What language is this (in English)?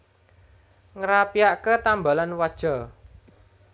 Javanese